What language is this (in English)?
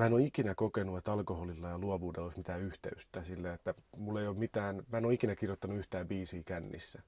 Finnish